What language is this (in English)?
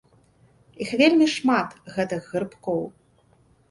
Belarusian